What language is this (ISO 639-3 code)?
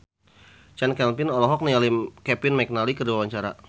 sun